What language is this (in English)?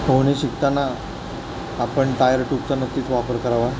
Marathi